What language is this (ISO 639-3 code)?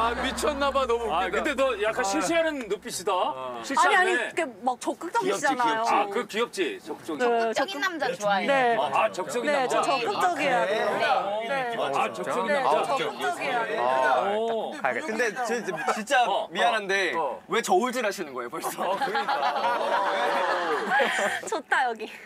kor